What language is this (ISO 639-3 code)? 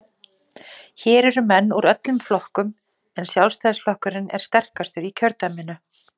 isl